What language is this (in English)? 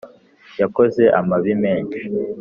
Kinyarwanda